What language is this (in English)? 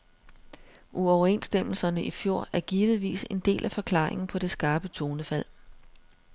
Danish